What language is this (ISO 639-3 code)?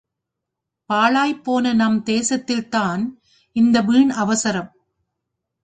tam